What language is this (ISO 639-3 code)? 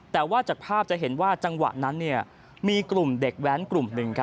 tha